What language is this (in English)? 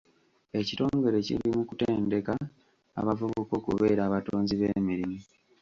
Ganda